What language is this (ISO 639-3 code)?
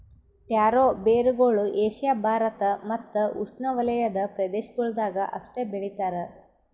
kan